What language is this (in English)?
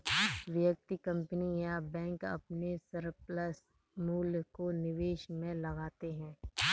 Hindi